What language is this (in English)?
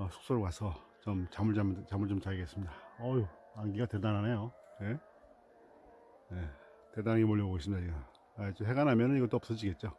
Korean